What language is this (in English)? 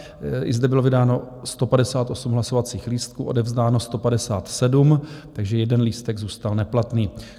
Czech